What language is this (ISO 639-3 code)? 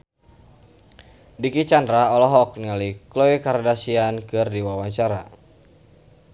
sun